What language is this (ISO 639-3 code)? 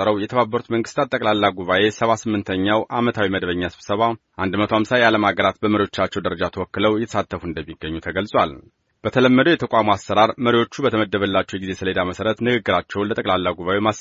amh